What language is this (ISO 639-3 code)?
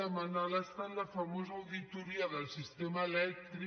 cat